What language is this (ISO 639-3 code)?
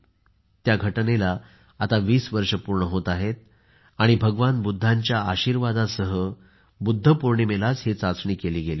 mar